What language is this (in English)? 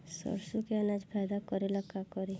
Bhojpuri